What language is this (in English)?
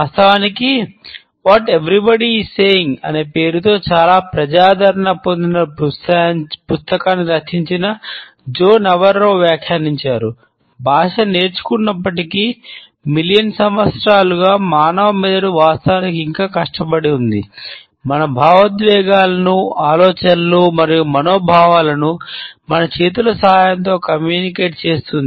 Telugu